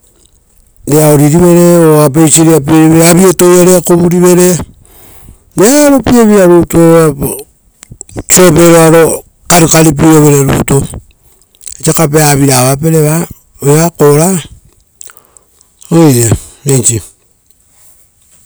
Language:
Rotokas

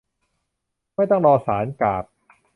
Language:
Thai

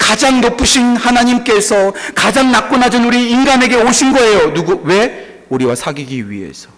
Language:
Korean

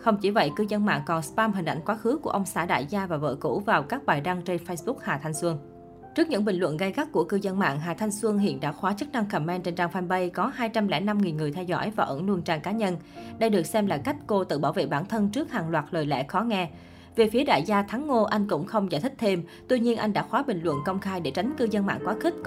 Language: Vietnamese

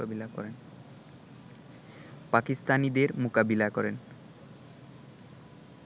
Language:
Bangla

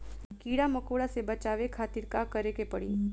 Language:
Bhojpuri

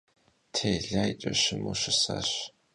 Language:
Kabardian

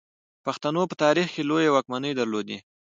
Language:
Pashto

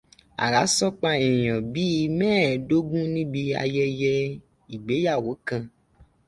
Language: Yoruba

